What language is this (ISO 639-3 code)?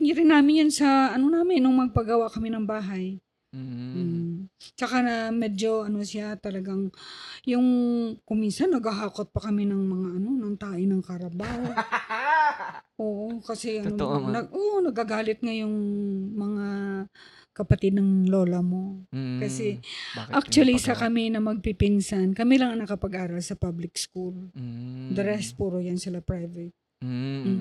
fil